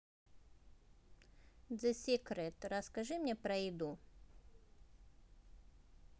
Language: Russian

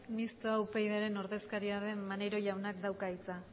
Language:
Basque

